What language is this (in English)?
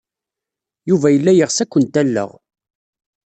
Kabyle